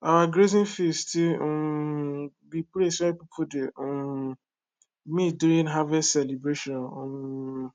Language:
Nigerian Pidgin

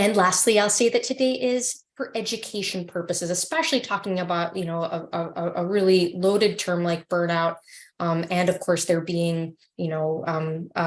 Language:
English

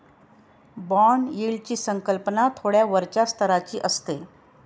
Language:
Marathi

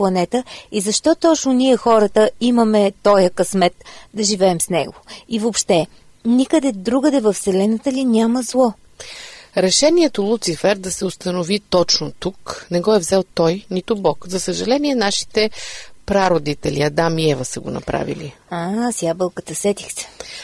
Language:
Bulgarian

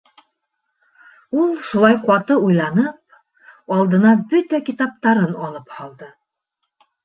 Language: Bashkir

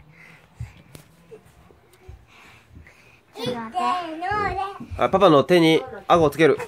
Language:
Japanese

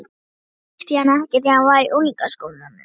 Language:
Icelandic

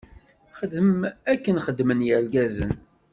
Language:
Kabyle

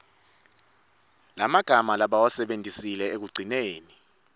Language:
Swati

